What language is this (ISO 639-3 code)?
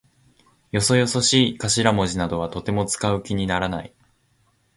jpn